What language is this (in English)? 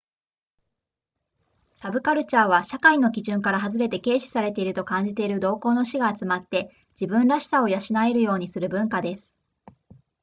Japanese